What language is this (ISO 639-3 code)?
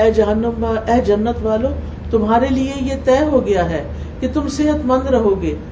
urd